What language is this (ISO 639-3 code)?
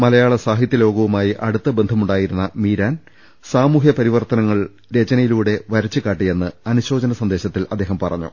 mal